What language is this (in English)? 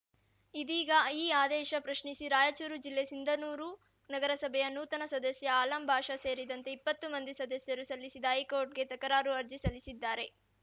Kannada